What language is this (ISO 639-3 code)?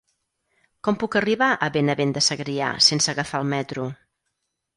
cat